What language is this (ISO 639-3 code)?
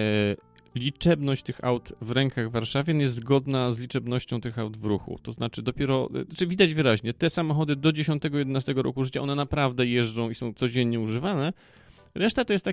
pol